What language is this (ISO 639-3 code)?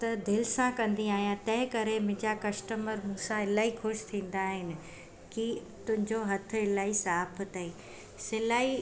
snd